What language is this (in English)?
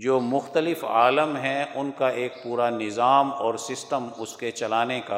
Urdu